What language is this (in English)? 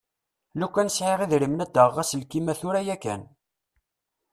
Kabyle